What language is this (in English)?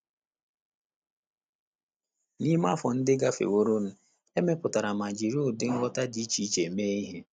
Igbo